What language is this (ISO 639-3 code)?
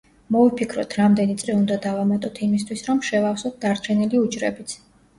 kat